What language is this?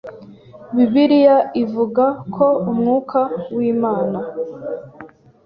Kinyarwanda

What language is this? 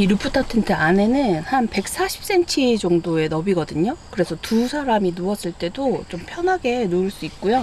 Korean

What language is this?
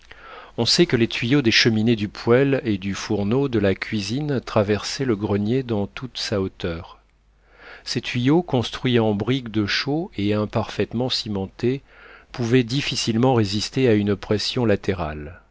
French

